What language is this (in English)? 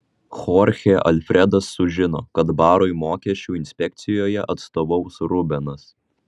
Lithuanian